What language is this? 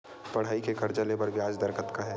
Chhattisgarhi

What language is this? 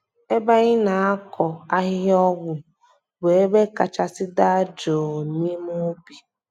Igbo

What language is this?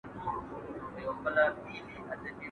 Pashto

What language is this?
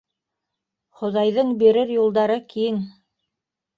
Bashkir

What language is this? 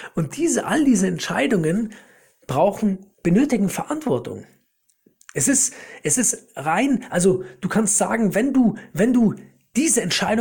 German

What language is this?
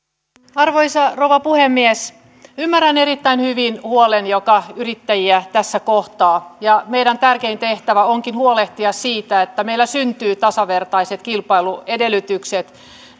Finnish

